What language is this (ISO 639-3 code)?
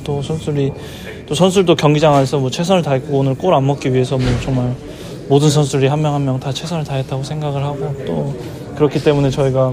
kor